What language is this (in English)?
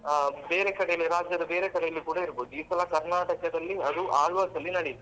Kannada